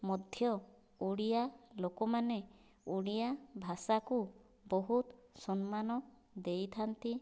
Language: Odia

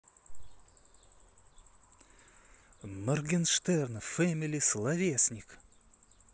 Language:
Russian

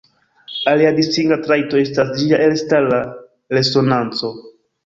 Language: Esperanto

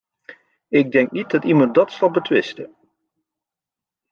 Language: Dutch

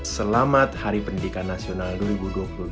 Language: Indonesian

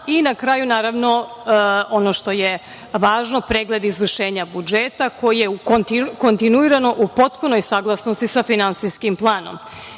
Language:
Serbian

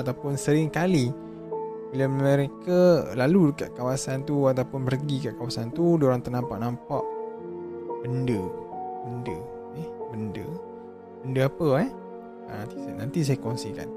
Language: Malay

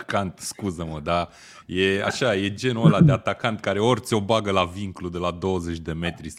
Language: Romanian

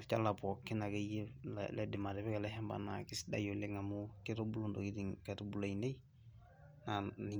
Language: Masai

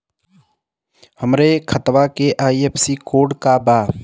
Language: Bhojpuri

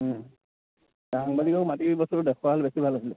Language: Assamese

